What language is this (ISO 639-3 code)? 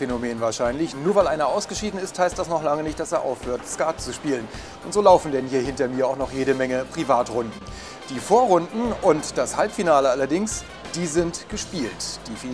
deu